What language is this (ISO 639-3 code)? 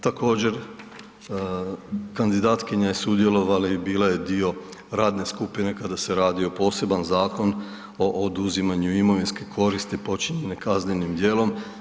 hrv